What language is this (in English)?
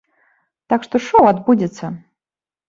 Belarusian